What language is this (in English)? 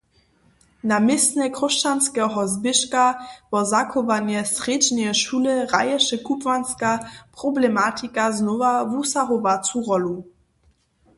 Upper Sorbian